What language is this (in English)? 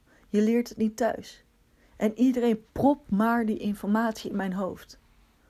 Dutch